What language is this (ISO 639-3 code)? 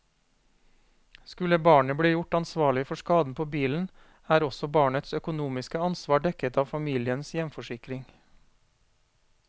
nor